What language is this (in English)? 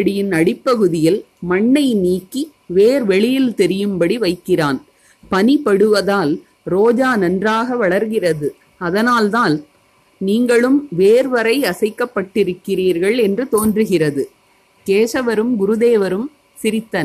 Tamil